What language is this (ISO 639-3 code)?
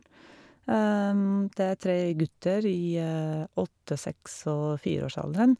nor